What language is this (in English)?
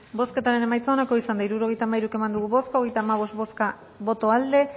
Basque